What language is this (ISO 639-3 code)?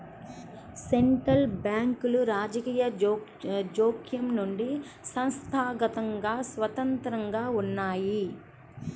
tel